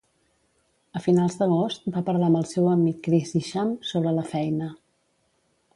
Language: Catalan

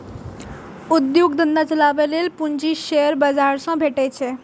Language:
Maithili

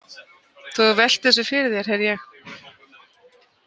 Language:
Icelandic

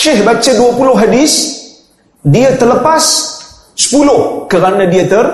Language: Malay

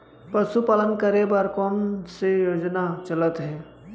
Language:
Chhattisgarhi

